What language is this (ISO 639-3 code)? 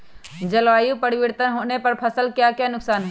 mag